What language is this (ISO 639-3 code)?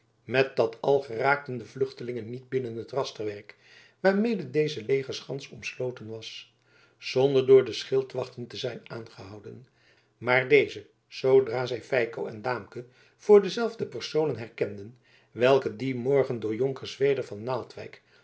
nld